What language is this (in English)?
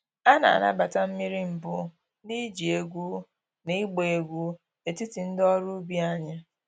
Igbo